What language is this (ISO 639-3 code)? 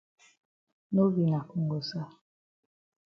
wes